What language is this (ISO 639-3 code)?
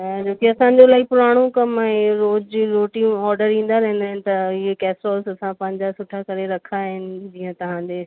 snd